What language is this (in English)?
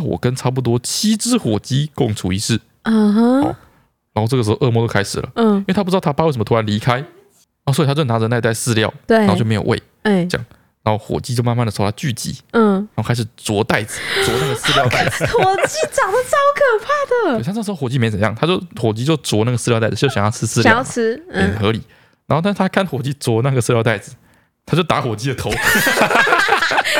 Chinese